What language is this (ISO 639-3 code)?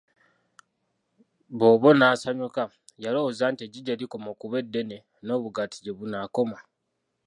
lug